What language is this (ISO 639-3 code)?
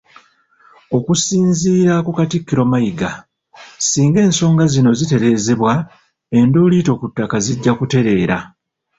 lug